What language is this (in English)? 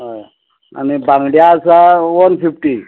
Konkani